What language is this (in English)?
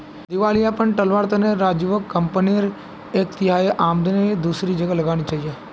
Magahi